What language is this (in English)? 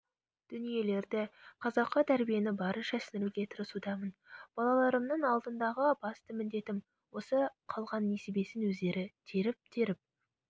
Kazakh